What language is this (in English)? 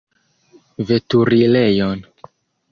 Esperanto